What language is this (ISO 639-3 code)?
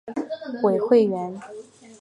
zho